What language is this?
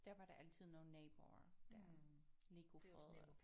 Danish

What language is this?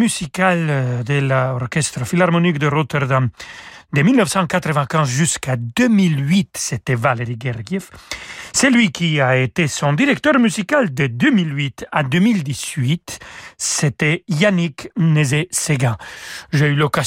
French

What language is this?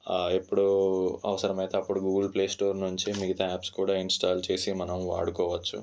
Telugu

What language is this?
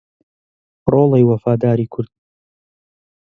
Central Kurdish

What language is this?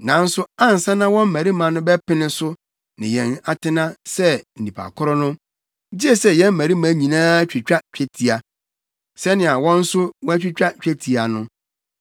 Akan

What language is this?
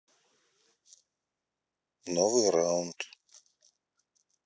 Russian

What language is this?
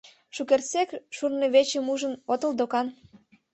Mari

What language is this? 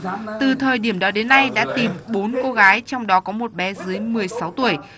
Vietnamese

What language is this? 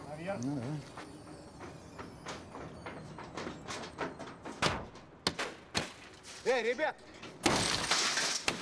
Russian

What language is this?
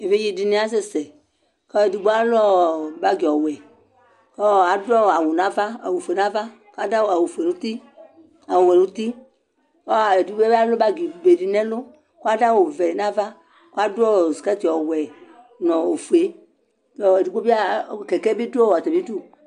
Ikposo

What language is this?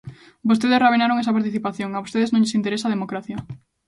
Galician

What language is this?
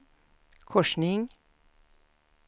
Swedish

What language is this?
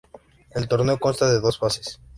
Spanish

